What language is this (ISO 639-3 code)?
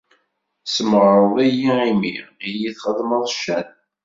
kab